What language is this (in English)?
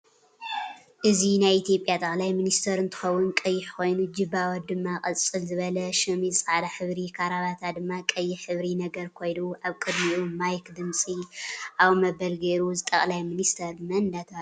Tigrinya